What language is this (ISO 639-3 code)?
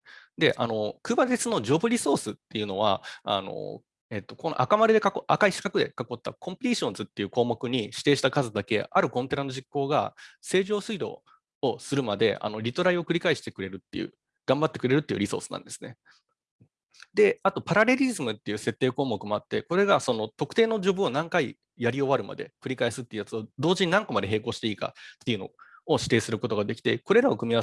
jpn